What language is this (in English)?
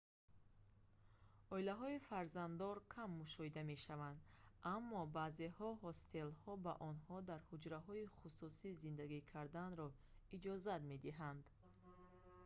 Tajik